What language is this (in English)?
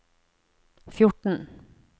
Norwegian